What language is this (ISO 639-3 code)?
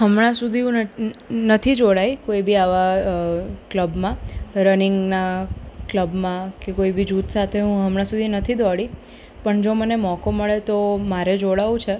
guj